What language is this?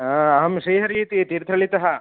Sanskrit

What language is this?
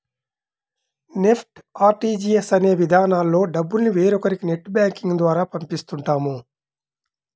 Telugu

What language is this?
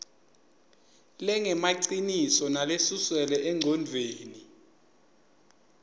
Swati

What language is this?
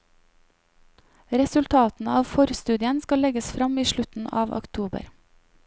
Norwegian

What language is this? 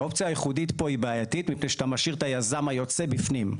Hebrew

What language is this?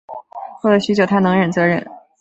Chinese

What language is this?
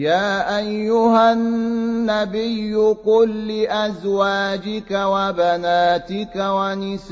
Arabic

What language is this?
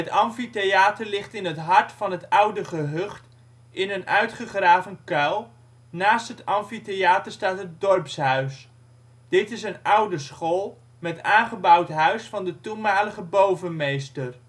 Dutch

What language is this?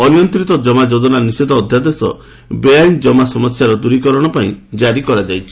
Odia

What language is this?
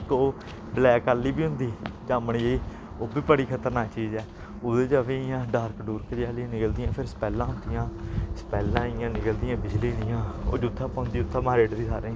Dogri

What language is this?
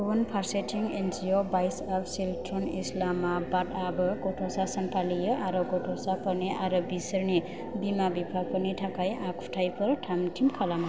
Bodo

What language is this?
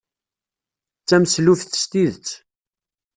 Kabyle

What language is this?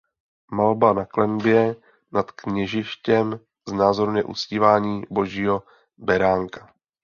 Czech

